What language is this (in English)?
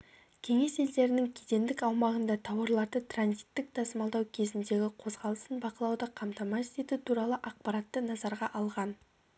Kazakh